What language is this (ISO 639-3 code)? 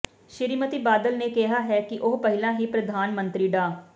pan